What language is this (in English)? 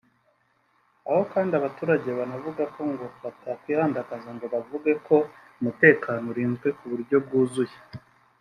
Kinyarwanda